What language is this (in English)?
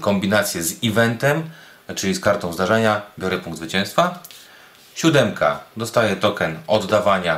Polish